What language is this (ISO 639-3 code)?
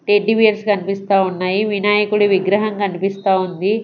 tel